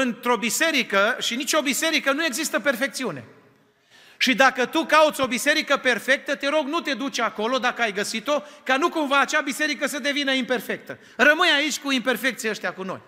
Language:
Romanian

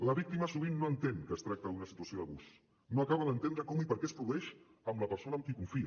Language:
Catalan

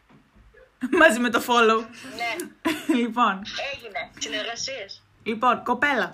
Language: Greek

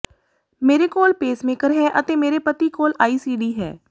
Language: Punjabi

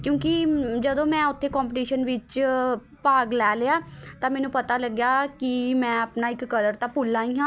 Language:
Punjabi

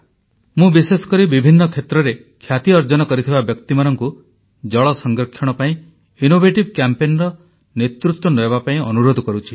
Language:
Odia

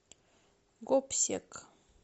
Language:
Russian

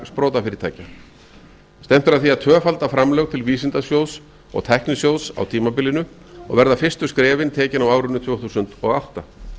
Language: Icelandic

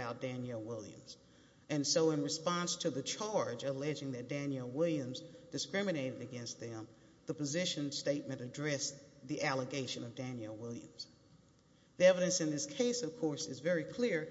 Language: English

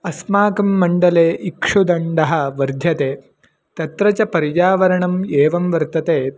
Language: Sanskrit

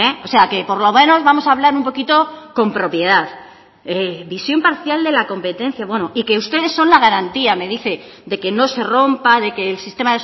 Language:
Spanish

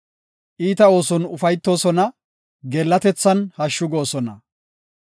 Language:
Gofa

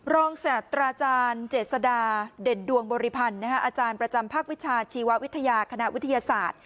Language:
Thai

